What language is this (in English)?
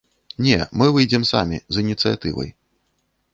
Belarusian